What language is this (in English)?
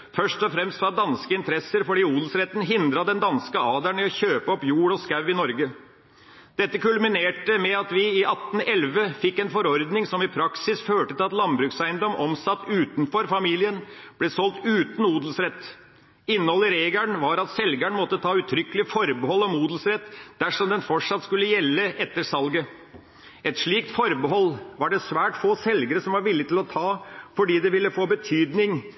Norwegian Bokmål